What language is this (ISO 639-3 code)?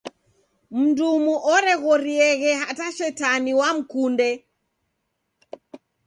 dav